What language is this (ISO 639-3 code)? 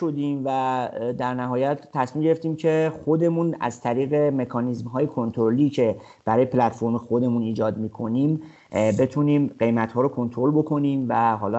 fas